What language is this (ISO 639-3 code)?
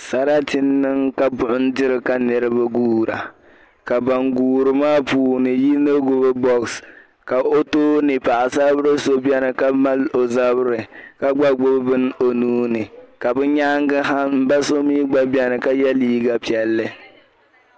dag